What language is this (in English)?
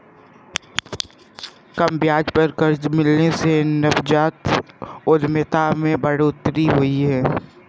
Hindi